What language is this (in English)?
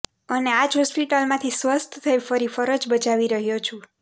Gujarati